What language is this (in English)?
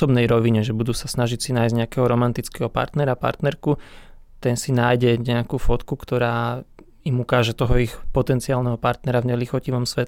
Slovak